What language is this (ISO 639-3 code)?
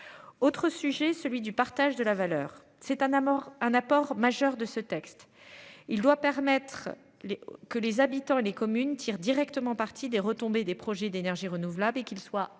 fra